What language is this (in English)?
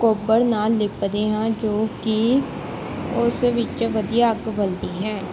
Punjabi